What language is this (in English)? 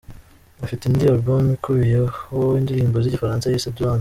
Kinyarwanda